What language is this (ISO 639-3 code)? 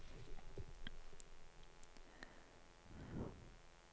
nor